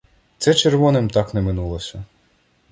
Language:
Ukrainian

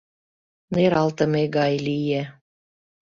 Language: Mari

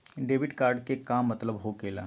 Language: Magahi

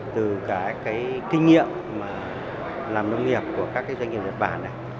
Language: Vietnamese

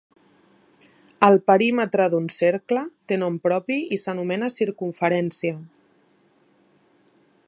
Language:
Catalan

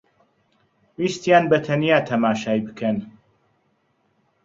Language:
Central Kurdish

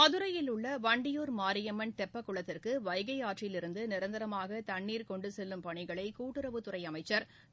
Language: Tamil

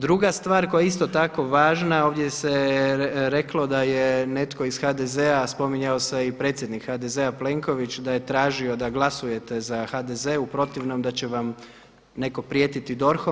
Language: Croatian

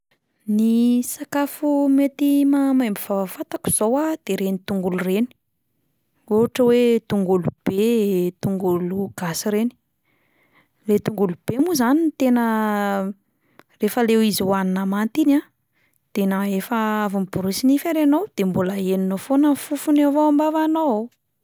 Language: Malagasy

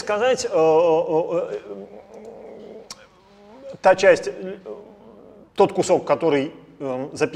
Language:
Russian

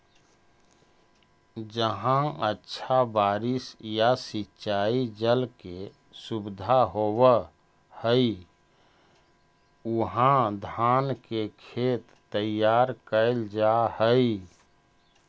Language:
Magahi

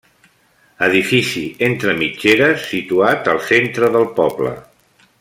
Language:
Catalan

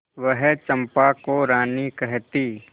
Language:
Hindi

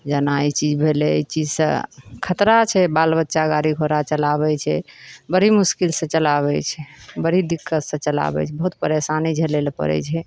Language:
Maithili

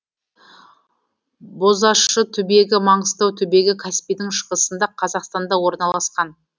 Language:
Kazakh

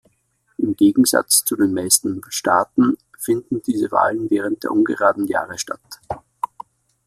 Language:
German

